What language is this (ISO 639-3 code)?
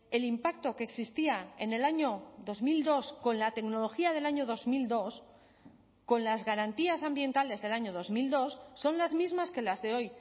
spa